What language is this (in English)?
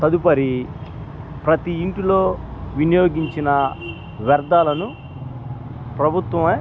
Telugu